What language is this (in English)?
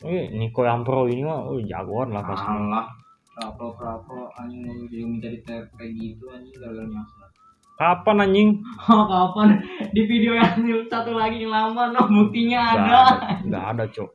Indonesian